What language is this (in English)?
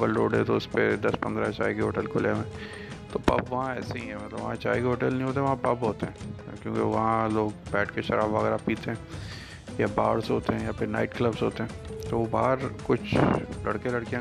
Urdu